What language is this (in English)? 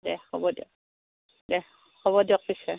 Assamese